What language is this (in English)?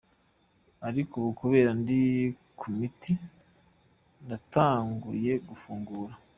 Kinyarwanda